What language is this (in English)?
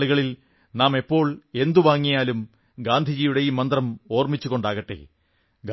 Malayalam